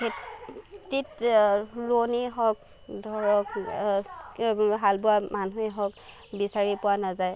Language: Assamese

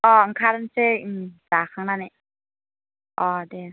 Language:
Bodo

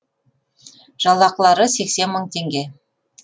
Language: Kazakh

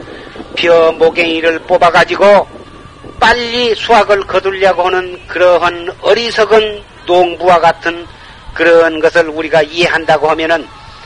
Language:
Korean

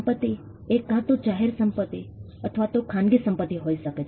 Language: Gujarati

